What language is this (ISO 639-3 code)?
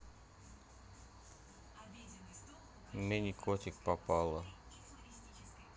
rus